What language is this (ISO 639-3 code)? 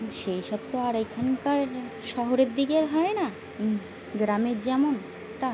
ben